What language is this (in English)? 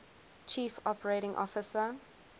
English